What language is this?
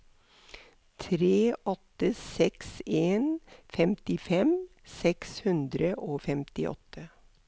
Norwegian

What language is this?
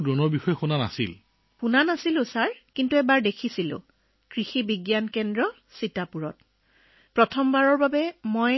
Assamese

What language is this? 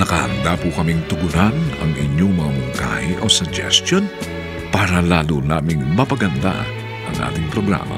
Filipino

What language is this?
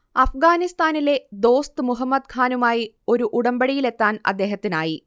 Malayalam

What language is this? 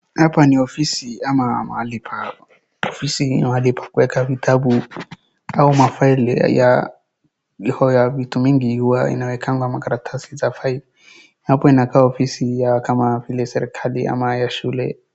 Swahili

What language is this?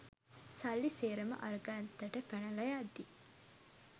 Sinhala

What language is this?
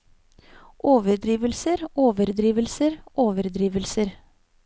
Norwegian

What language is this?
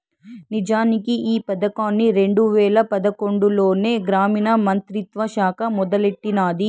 Telugu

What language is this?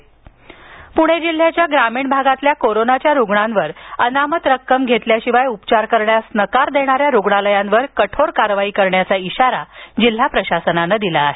Marathi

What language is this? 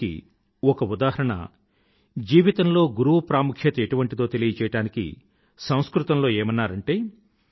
Telugu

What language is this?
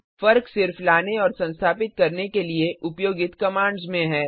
Hindi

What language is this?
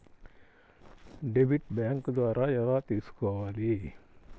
Telugu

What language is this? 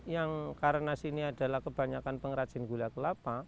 Indonesian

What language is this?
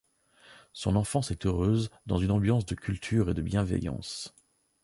French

